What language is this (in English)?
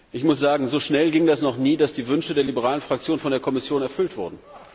German